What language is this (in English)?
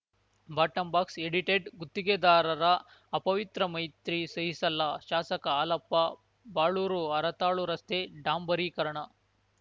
Kannada